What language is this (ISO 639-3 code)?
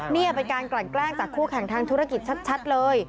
tha